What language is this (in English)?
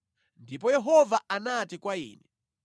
Nyanja